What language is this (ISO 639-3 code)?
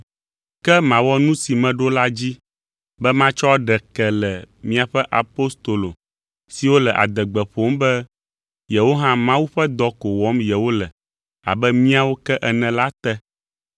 ewe